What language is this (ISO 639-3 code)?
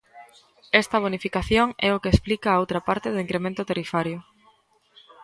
glg